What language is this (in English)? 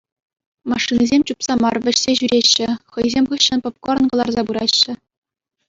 Chuvash